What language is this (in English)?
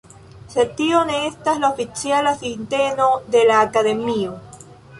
Esperanto